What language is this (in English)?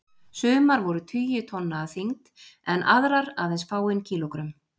Icelandic